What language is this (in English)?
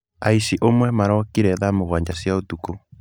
Kikuyu